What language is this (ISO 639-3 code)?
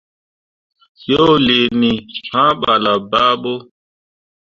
mua